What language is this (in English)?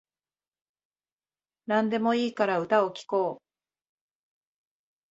Japanese